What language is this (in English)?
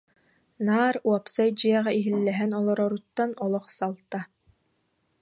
Yakut